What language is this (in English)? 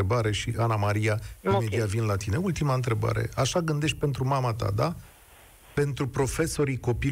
Romanian